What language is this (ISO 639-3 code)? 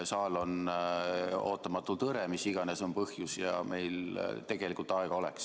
est